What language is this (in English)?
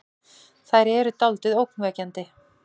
Icelandic